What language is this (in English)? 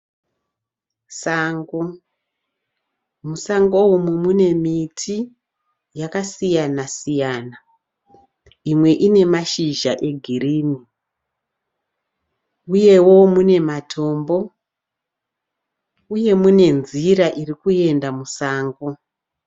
Shona